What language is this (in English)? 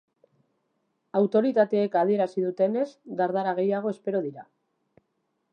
Basque